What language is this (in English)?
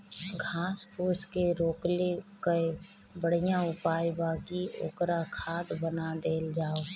Bhojpuri